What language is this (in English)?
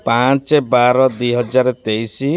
Odia